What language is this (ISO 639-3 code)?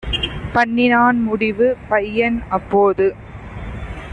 tam